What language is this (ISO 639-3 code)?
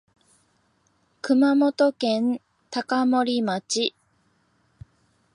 jpn